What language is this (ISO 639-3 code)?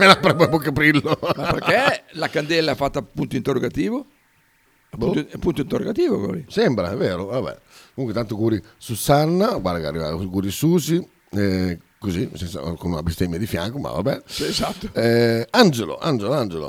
ita